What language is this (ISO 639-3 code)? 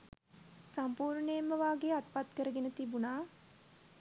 sin